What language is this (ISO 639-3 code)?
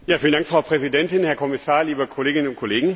deu